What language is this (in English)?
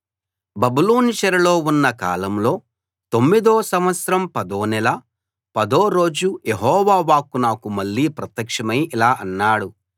Telugu